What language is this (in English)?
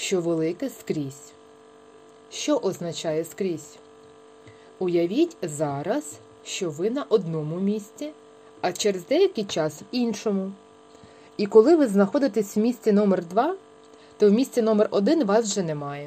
Ukrainian